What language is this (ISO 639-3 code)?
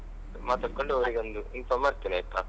kan